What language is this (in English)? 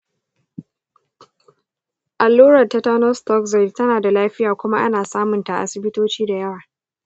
Hausa